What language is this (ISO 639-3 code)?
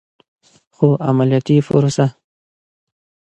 pus